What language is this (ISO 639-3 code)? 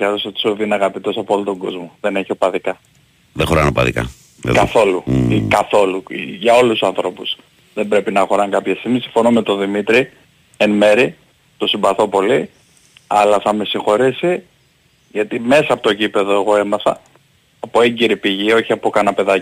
ell